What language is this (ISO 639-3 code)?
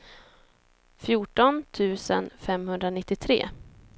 swe